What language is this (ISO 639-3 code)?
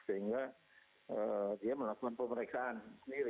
ind